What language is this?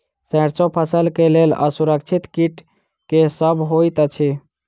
Maithili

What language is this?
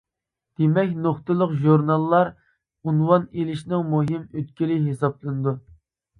Uyghur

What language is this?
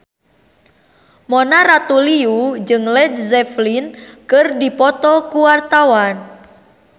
Sundanese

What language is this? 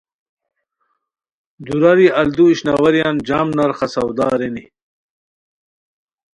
Khowar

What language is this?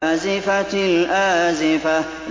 Arabic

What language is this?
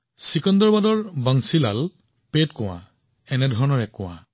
Assamese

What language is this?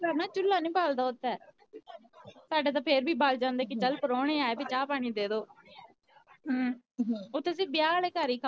Punjabi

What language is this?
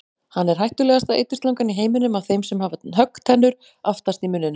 Icelandic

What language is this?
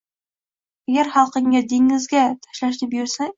Uzbek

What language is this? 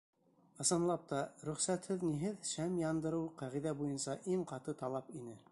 Bashkir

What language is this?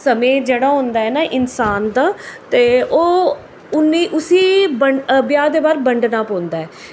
Dogri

